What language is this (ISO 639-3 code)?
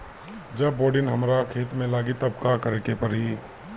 bho